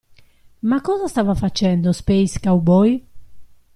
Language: Italian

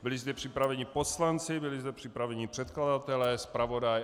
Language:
Czech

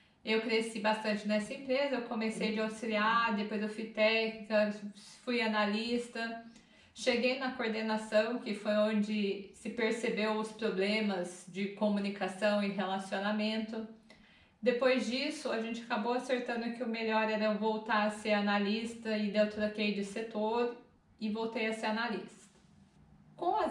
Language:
Portuguese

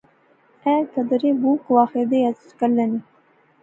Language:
Pahari-Potwari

